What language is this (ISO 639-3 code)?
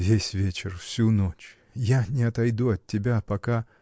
rus